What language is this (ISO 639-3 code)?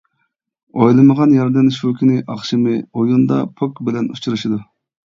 uig